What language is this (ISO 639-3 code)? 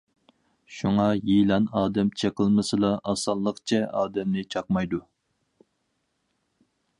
uig